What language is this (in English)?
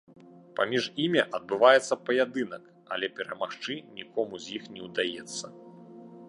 Belarusian